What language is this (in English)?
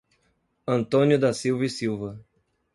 Portuguese